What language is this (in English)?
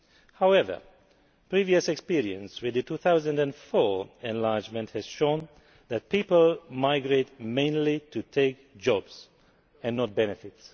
English